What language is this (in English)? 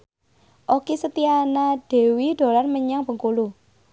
Javanese